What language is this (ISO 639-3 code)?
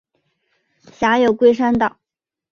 zho